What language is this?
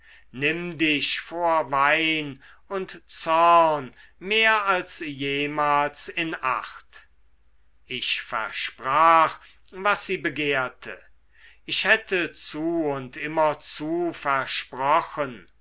German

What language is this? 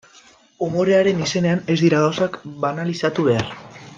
Basque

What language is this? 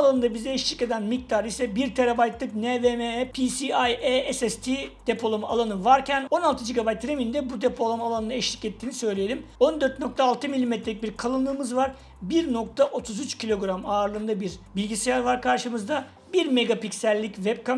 Turkish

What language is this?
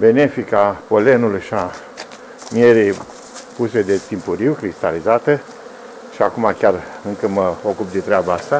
Romanian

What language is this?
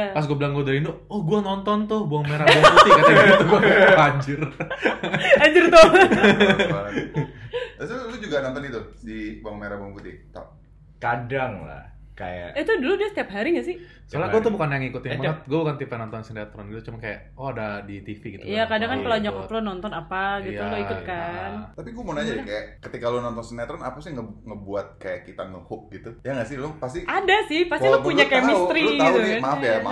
Indonesian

